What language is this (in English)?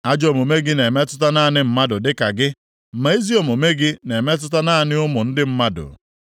Igbo